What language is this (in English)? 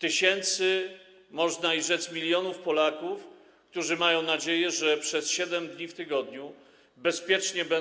Polish